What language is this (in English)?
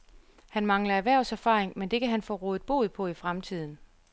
Danish